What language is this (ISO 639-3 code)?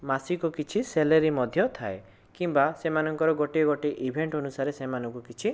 ori